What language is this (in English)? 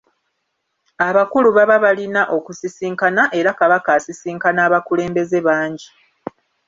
Ganda